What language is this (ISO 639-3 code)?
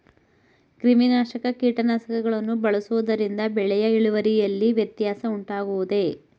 kan